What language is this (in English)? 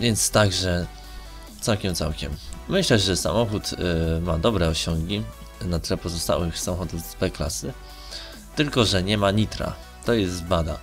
Polish